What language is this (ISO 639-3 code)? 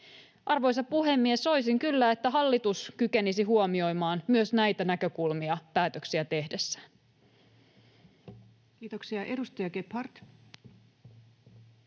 fin